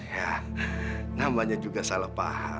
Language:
Indonesian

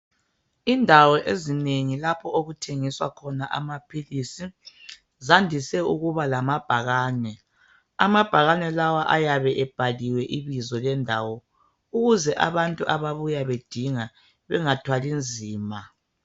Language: North Ndebele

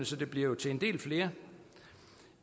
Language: Danish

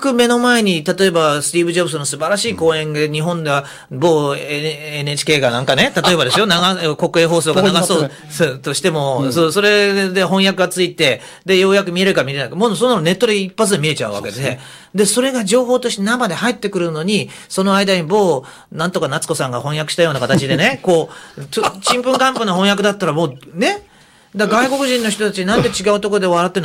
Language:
Japanese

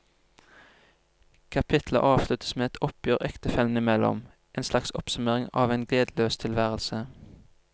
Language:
Norwegian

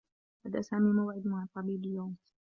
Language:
Arabic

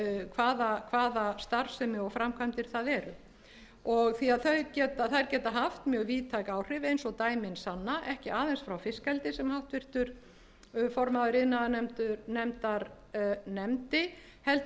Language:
Icelandic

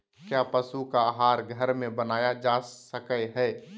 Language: Magahi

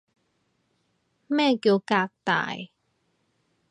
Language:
Cantonese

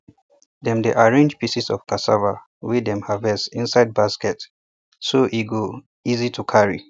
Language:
Nigerian Pidgin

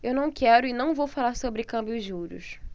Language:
Portuguese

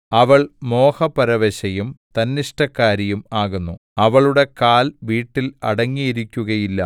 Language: Malayalam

